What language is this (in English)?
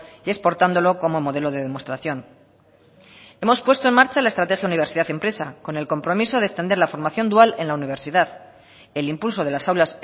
Spanish